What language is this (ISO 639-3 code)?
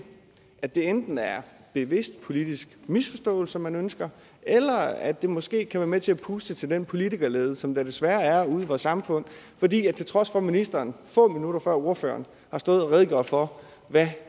dan